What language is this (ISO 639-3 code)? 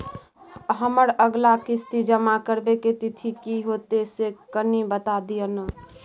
mai